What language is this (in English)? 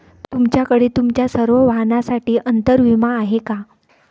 Marathi